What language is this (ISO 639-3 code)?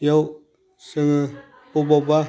brx